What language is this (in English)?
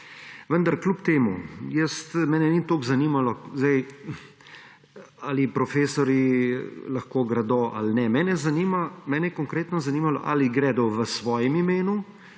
Slovenian